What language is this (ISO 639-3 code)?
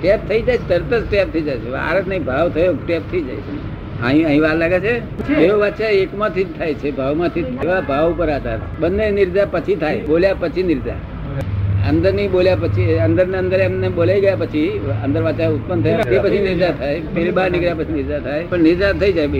guj